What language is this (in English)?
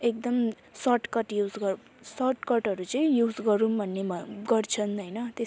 Nepali